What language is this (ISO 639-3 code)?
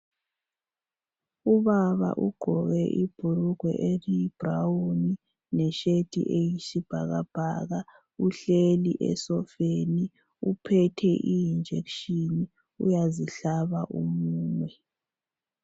nde